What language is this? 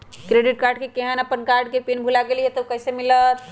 Magahi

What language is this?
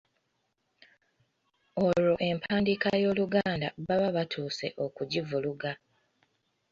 Ganda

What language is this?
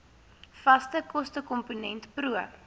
Afrikaans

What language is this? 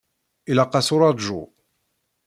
Kabyle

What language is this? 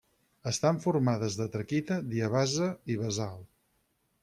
Catalan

